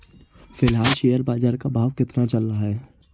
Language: Hindi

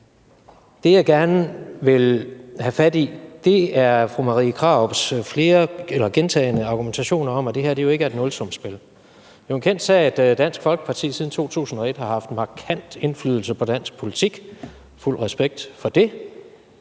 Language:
Danish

